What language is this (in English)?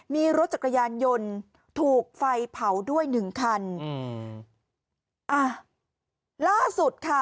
Thai